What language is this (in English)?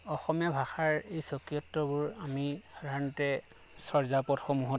Assamese